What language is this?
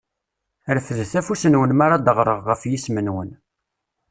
Kabyle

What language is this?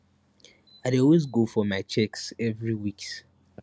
Nigerian Pidgin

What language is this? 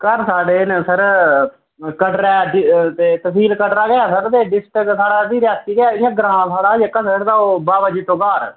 Dogri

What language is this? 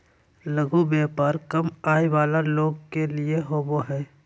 Magahi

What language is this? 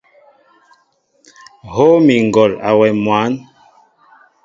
Mbo (Cameroon)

